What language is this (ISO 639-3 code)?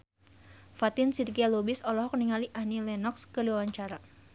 sun